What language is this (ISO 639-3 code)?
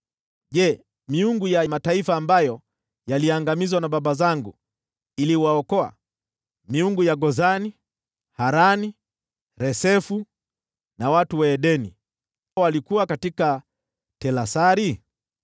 swa